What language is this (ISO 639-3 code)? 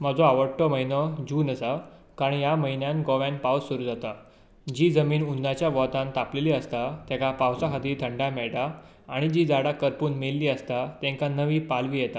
kok